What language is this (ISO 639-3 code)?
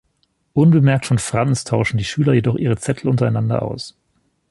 deu